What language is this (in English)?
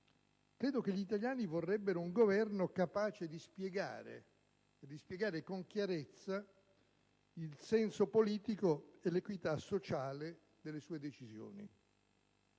Italian